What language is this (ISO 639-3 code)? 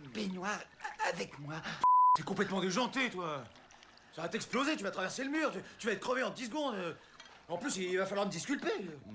fra